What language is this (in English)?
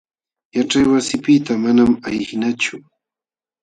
Jauja Wanca Quechua